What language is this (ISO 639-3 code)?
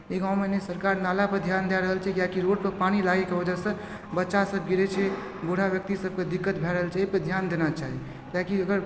mai